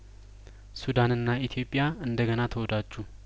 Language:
Amharic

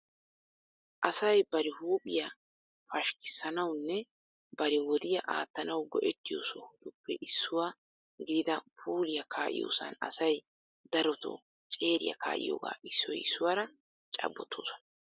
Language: Wolaytta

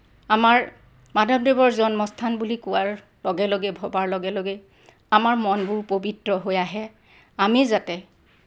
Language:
Assamese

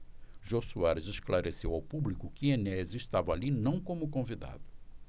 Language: Portuguese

